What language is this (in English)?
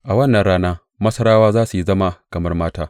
Hausa